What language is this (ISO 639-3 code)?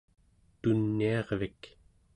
esu